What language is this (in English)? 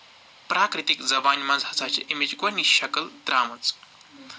Kashmiri